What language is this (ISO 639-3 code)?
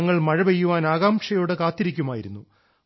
mal